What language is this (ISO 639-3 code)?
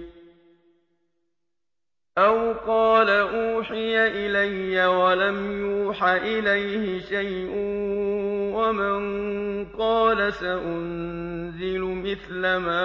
ara